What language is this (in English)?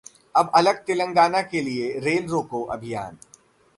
Hindi